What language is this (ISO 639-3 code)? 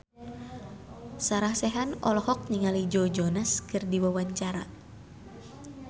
sun